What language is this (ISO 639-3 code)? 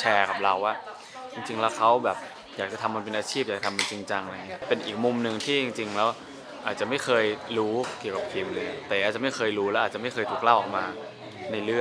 tha